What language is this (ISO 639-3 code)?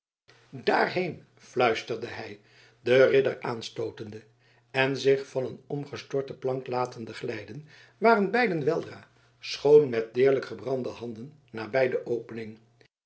nld